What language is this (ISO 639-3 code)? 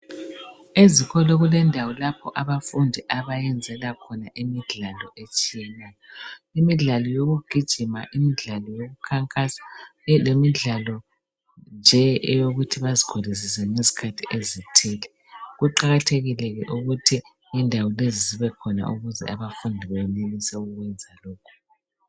nde